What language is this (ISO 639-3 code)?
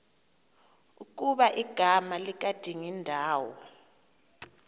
xho